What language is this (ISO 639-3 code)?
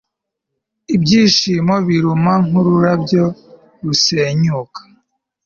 kin